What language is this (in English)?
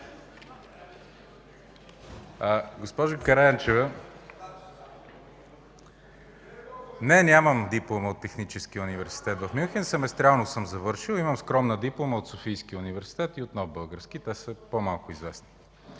Bulgarian